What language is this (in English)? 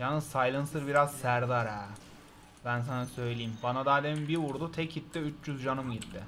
Turkish